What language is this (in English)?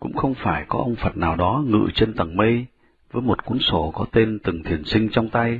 Vietnamese